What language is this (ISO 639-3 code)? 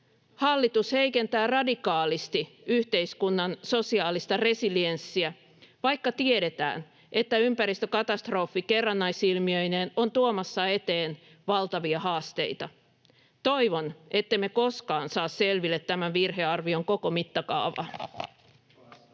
fin